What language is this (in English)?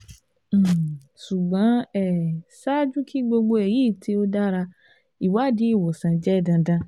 Yoruba